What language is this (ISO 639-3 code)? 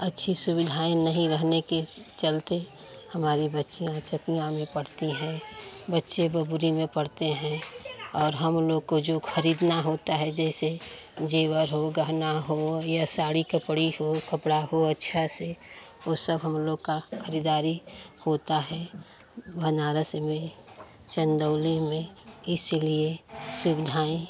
hin